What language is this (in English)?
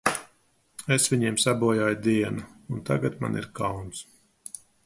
Latvian